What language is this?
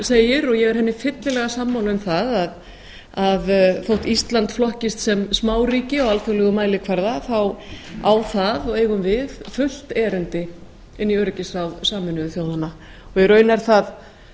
Icelandic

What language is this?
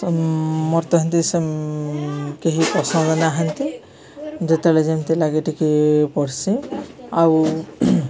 Odia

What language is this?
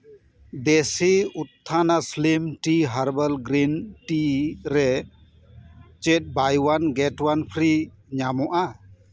Santali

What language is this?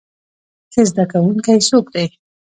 Pashto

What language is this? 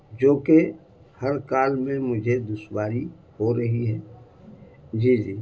Urdu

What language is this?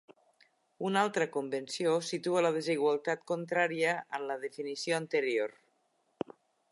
Catalan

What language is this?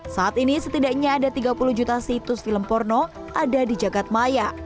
Indonesian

